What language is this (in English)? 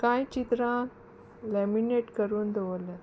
Konkani